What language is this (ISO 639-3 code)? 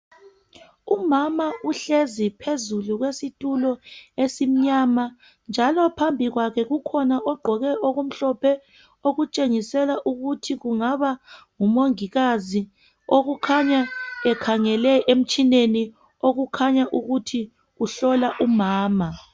nde